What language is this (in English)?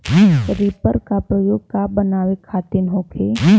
Bhojpuri